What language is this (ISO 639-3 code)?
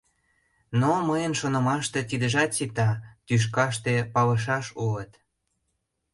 chm